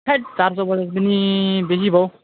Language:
Nepali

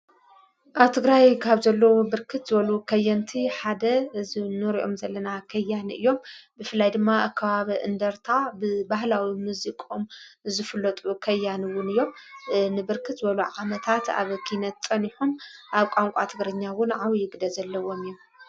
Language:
Tigrinya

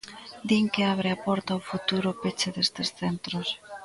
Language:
Galician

